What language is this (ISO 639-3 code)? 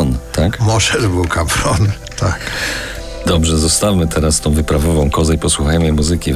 pol